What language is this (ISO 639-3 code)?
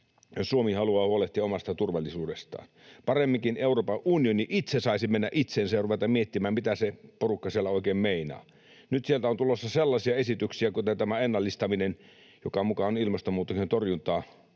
fin